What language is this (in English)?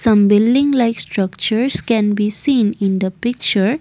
English